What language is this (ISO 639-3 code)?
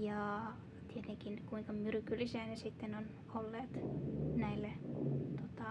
fin